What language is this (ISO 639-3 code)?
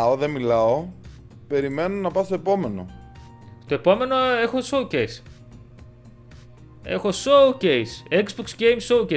ell